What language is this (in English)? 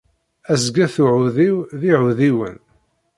Kabyle